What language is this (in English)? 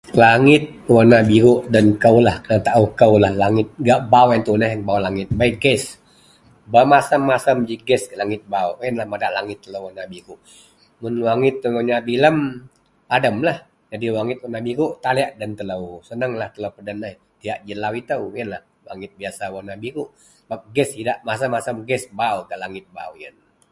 Central Melanau